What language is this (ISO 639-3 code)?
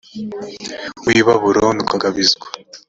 kin